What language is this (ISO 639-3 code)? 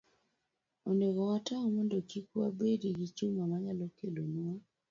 luo